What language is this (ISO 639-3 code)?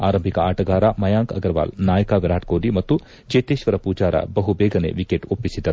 kan